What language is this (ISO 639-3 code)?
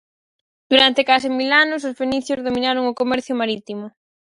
glg